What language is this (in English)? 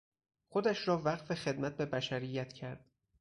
Persian